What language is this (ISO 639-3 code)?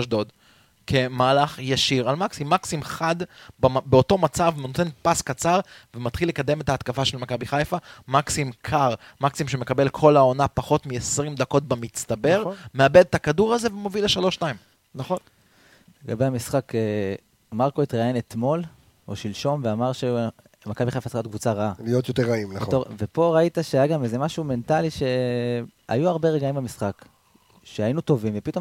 heb